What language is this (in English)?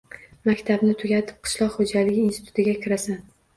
Uzbek